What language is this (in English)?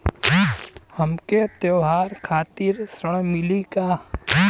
Bhojpuri